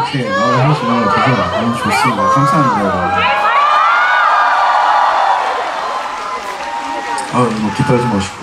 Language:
Korean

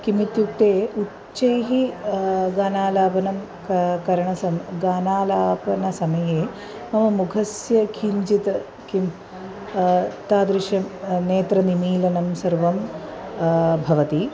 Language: Sanskrit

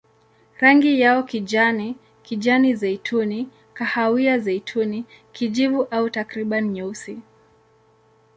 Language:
Swahili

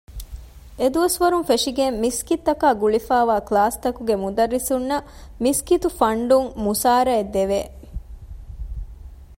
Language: Divehi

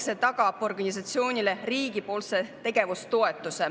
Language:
Estonian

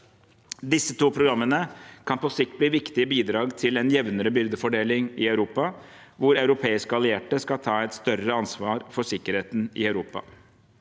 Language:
Norwegian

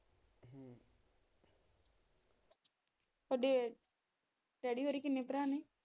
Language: Punjabi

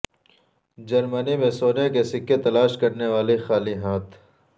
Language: Urdu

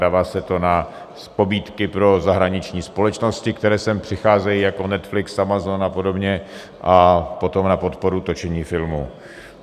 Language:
Czech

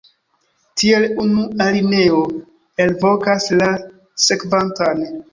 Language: Esperanto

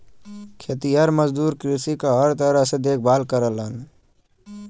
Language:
Bhojpuri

